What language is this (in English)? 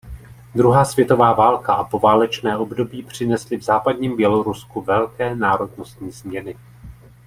Czech